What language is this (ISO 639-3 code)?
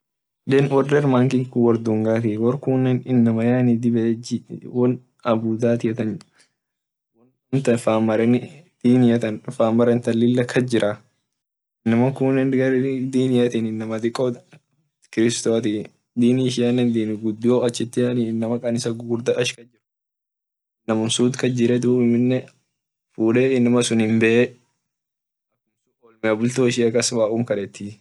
orc